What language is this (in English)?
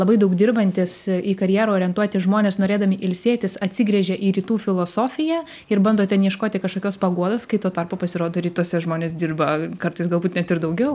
Lithuanian